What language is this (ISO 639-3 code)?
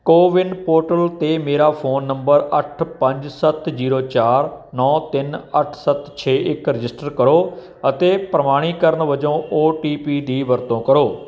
pan